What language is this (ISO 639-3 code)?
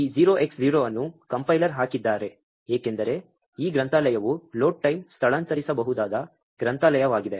kan